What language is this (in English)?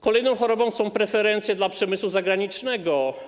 Polish